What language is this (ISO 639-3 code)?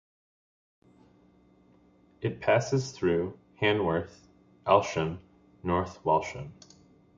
eng